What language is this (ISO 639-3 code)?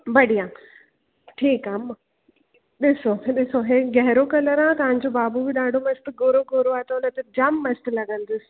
snd